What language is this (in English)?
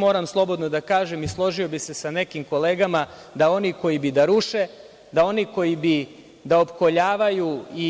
Serbian